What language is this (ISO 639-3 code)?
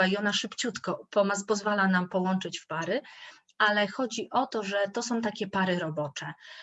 pol